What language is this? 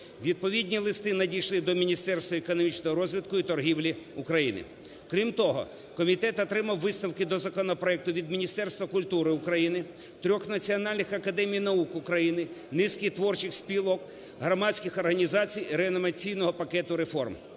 Ukrainian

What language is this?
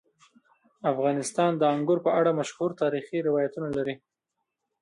Pashto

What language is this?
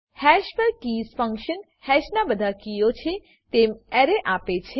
Gujarati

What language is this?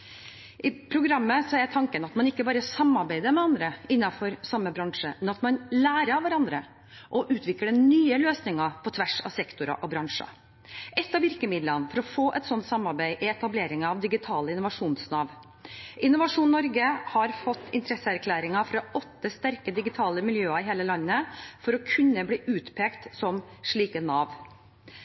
Norwegian Bokmål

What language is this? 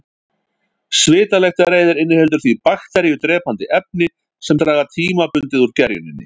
Icelandic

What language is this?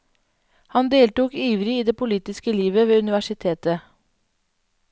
Norwegian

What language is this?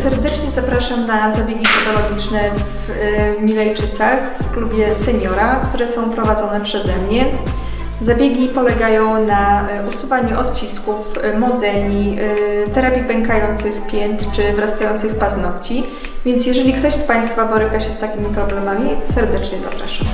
Polish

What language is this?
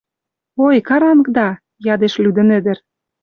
Western Mari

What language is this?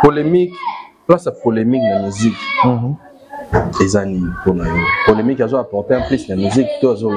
French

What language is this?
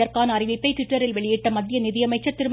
Tamil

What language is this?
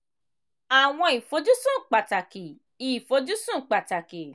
Yoruba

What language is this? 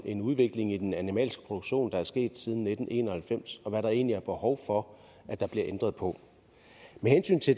Danish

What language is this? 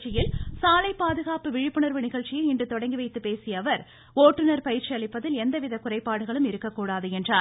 Tamil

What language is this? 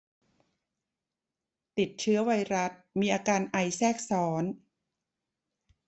Thai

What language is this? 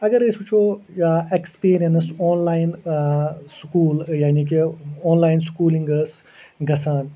Kashmiri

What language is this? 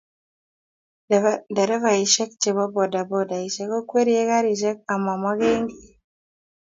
Kalenjin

